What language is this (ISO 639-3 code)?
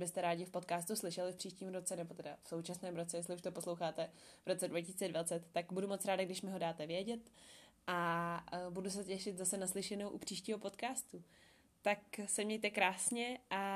ces